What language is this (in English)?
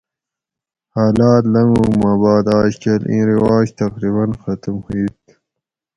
Gawri